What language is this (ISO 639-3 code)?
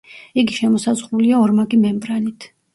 kat